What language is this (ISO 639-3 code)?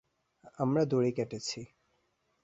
ben